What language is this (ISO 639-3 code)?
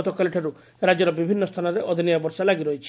ori